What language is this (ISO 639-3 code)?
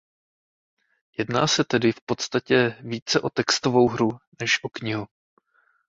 ces